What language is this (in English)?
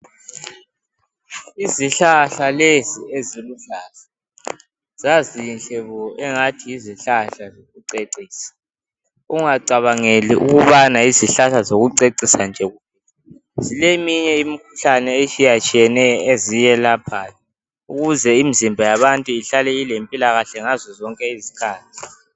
North Ndebele